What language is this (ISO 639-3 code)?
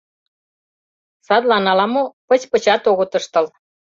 chm